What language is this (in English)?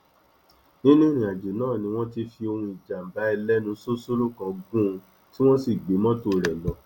Yoruba